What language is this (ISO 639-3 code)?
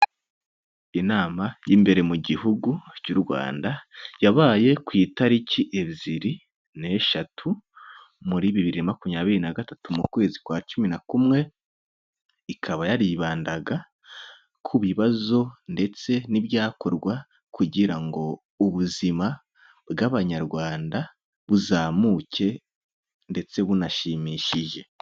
kin